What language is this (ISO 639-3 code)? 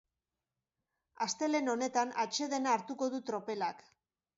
eus